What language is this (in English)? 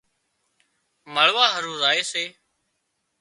Wadiyara Koli